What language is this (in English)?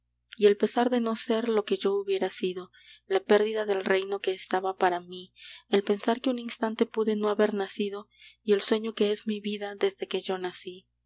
Spanish